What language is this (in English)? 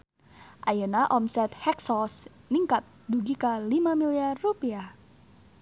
Sundanese